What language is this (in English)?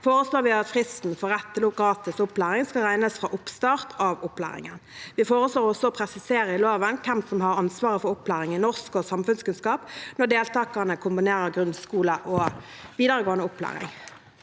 Norwegian